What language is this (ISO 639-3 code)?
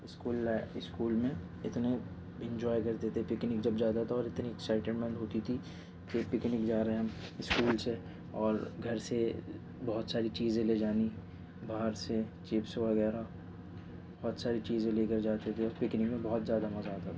urd